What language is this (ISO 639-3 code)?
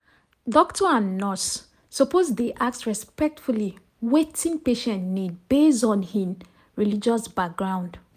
pcm